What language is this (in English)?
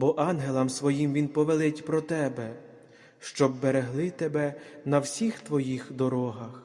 Ukrainian